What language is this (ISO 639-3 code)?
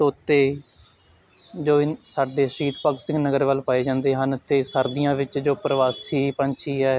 pan